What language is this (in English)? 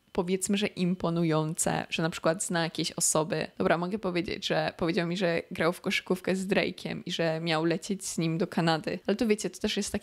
Polish